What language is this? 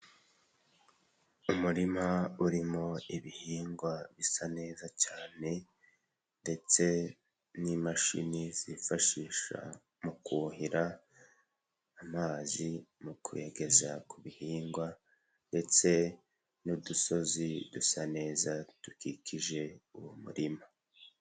Kinyarwanda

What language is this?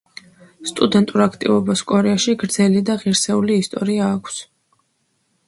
Georgian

